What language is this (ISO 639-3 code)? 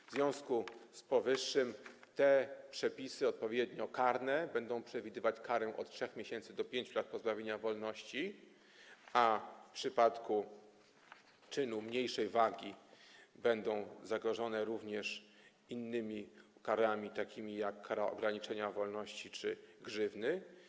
pol